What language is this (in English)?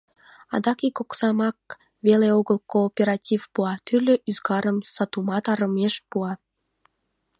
Mari